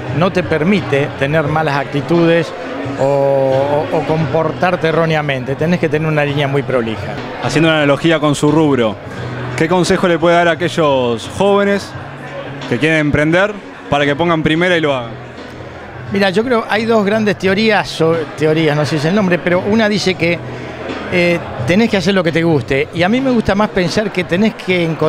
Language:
Spanish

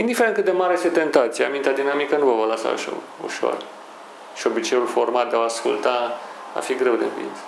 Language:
Romanian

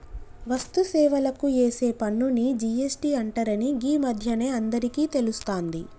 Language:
Telugu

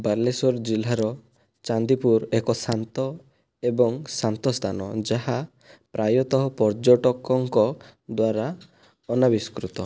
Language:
Odia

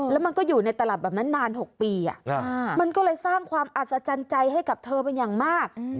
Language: Thai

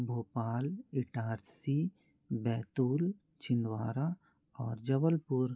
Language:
Hindi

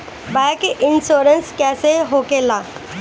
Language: Bhojpuri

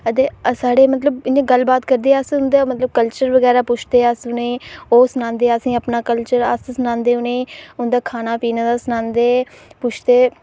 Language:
Dogri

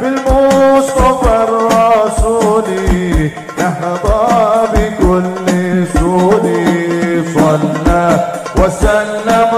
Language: Arabic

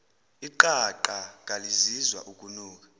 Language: Zulu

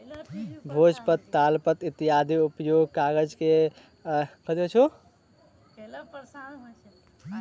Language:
Maithili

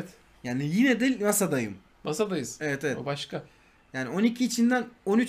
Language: Turkish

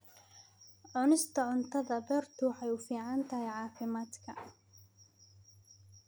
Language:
Somali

